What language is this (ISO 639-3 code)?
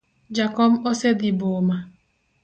luo